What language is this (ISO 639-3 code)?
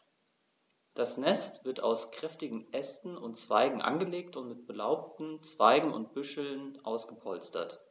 deu